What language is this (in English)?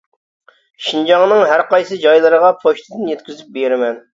Uyghur